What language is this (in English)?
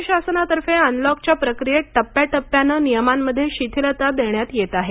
Marathi